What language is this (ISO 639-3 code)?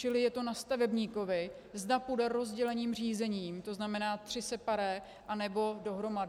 ces